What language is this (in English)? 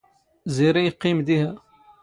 Standard Moroccan Tamazight